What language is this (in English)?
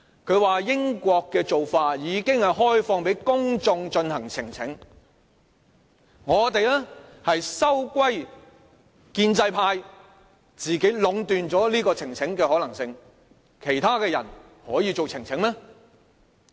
Cantonese